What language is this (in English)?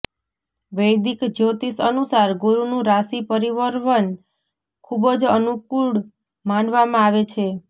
Gujarati